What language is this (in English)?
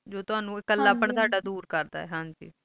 Punjabi